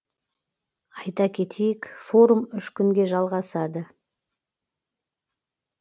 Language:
Kazakh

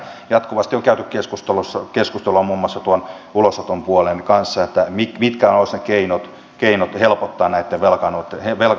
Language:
Finnish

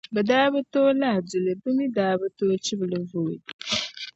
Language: Dagbani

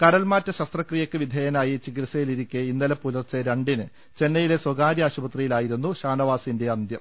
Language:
Malayalam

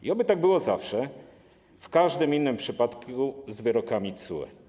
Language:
Polish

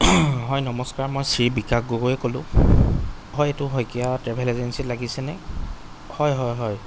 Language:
Assamese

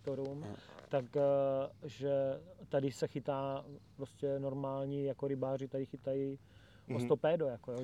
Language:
Czech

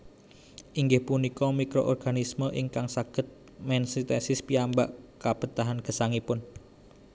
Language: Javanese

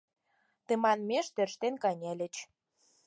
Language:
Mari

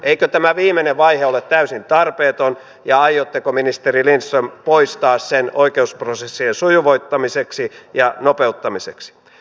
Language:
Finnish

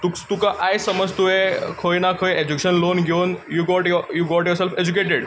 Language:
Konkani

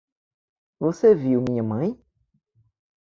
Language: Portuguese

